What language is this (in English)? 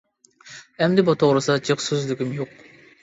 Uyghur